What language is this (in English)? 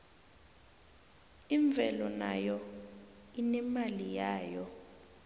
South Ndebele